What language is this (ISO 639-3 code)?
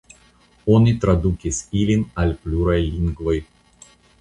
epo